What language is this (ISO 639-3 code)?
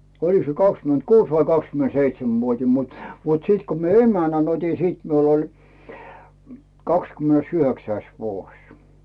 fin